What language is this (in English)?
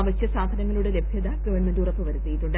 Malayalam